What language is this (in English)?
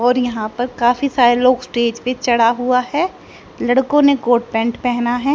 Hindi